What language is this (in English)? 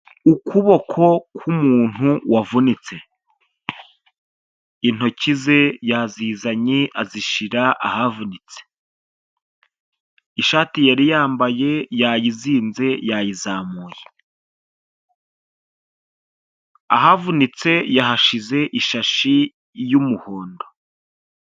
Kinyarwanda